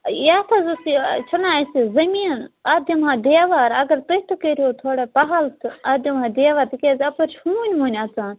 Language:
Kashmiri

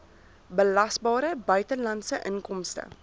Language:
Afrikaans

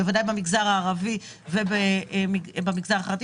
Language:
Hebrew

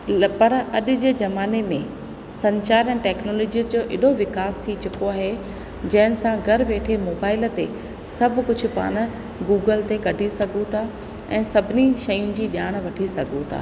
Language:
Sindhi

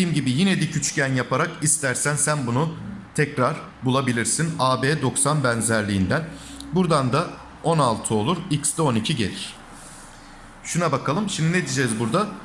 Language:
Turkish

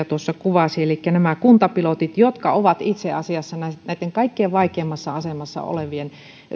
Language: Finnish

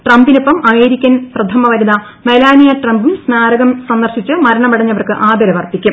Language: Malayalam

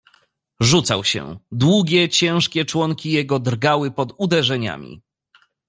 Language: Polish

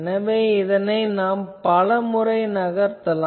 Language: Tamil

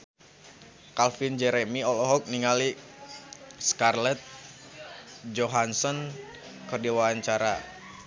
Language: Sundanese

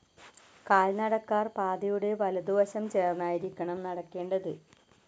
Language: Malayalam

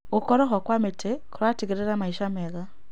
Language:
Kikuyu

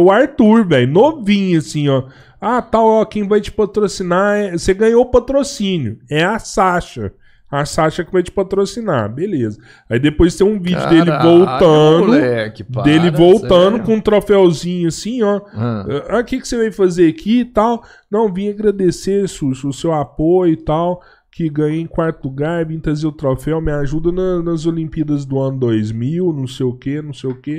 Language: Portuguese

